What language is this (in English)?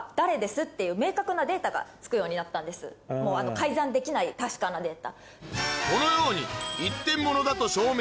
Japanese